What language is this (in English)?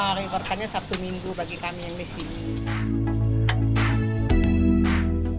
Indonesian